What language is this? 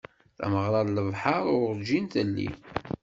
Kabyle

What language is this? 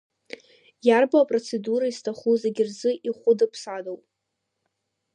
Abkhazian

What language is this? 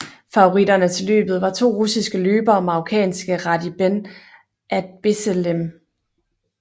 Danish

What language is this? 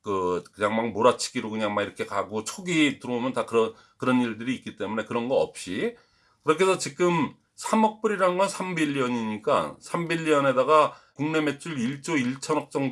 Korean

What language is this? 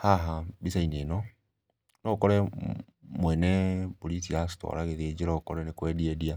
Kikuyu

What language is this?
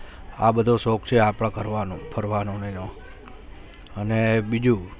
Gujarati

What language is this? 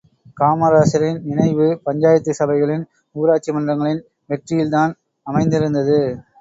Tamil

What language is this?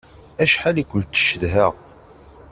Kabyle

